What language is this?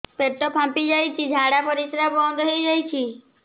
Odia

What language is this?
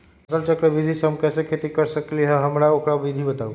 Magahi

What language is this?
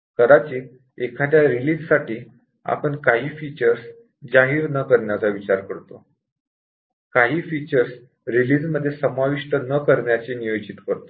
Marathi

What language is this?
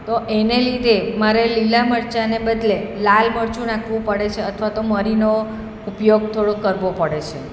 Gujarati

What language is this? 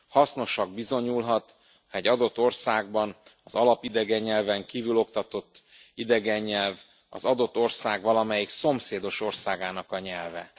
Hungarian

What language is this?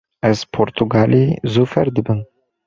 Kurdish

